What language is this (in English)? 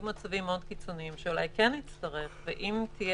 Hebrew